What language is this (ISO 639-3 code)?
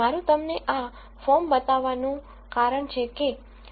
guj